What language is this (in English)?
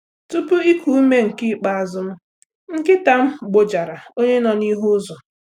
Igbo